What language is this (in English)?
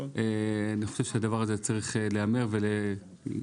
Hebrew